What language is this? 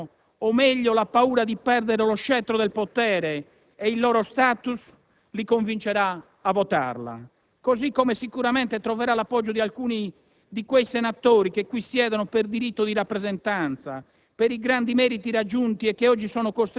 Italian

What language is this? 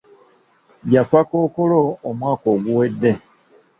Ganda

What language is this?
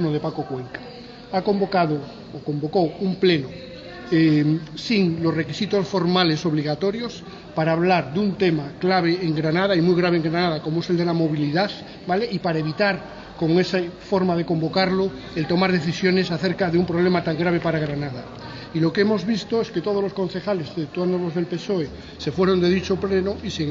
Spanish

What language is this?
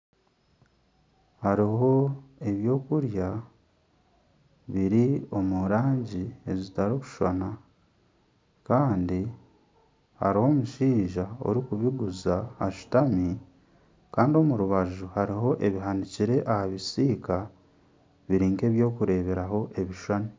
Nyankole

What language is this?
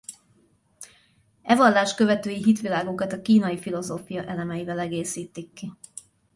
Hungarian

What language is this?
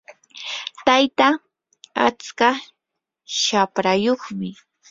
Yanahuanca Pasco Quechua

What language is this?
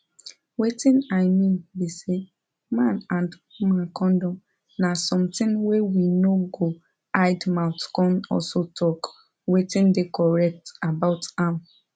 Nigerian Pidgin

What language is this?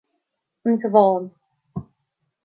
Irish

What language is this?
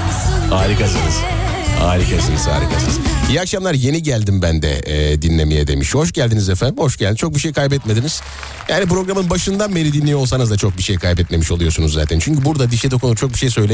Turkish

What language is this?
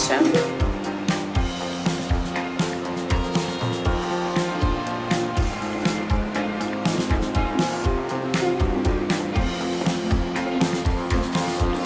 Russian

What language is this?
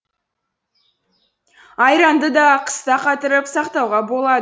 Kazakh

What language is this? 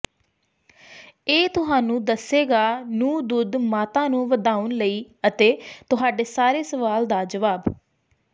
Punjabi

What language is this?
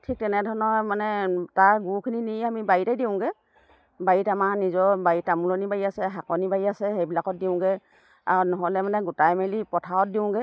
Assamese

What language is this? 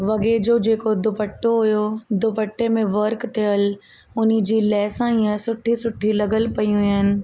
Sindhi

